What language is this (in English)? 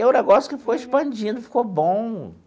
Portuguese